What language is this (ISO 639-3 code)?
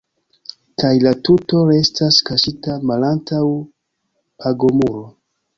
epo